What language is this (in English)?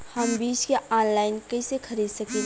Bhojpuri